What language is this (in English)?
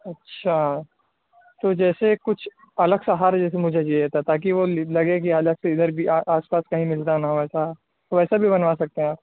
Urdu